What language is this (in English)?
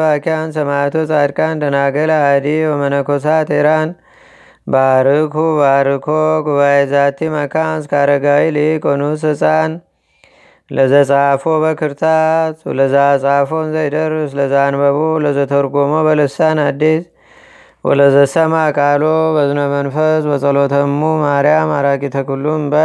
Amharic